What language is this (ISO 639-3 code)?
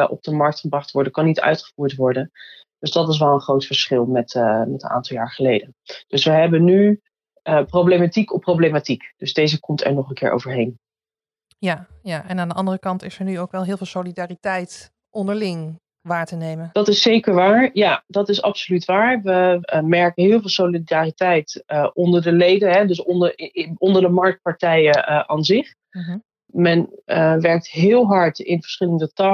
nld